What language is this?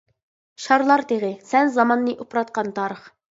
Uyghur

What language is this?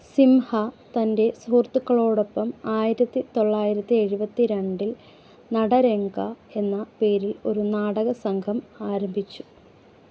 Malayalam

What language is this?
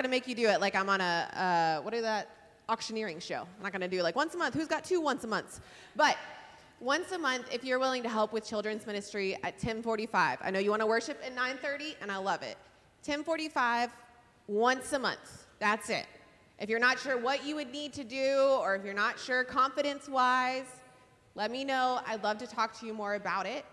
English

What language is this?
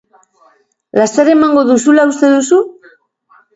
Basque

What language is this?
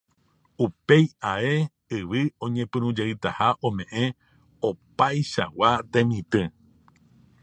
Guarani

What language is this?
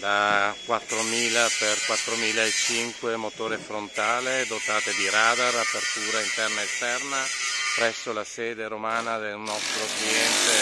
Italian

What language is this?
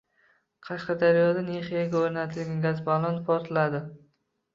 Uzbek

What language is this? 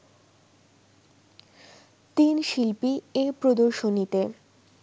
Bangla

